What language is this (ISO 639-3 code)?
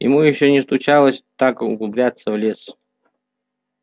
rus